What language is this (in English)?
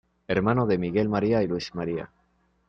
Spanish